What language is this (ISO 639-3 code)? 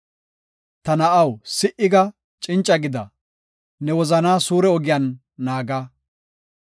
gof